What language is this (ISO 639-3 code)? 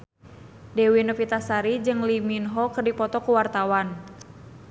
sun